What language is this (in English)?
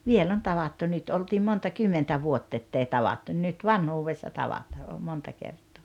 Finnish